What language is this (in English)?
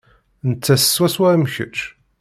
Kabyle